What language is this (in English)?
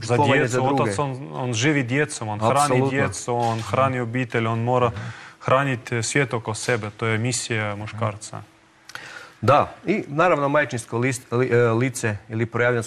Croatian